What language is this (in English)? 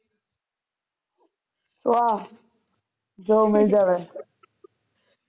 Punjabi